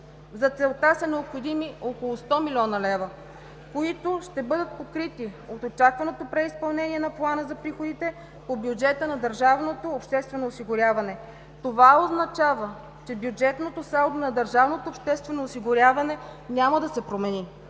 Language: Bulgarian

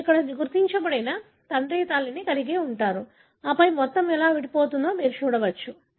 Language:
Telugu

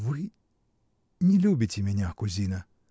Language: Russian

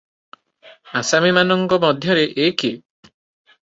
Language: Odia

